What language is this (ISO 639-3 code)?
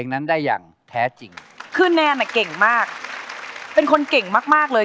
tha